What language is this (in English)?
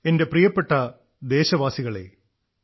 Malayalam